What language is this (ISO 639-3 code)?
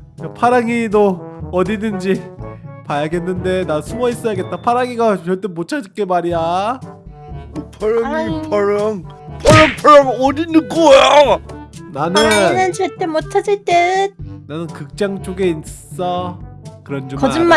kor